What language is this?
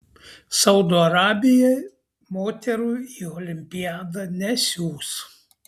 Lithuanian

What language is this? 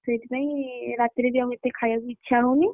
Odia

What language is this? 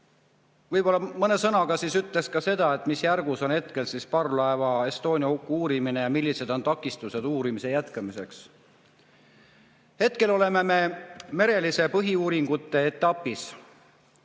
Estonian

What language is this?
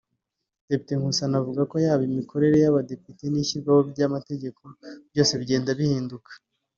Kinyarwanda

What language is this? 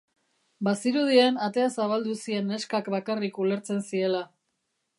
Basque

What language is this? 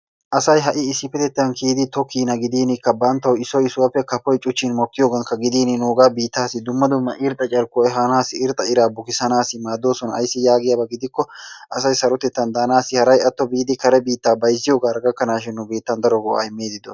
Wolaytta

